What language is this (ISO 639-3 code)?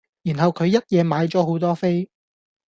yue